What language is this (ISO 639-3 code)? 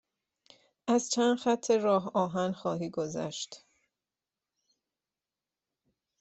fas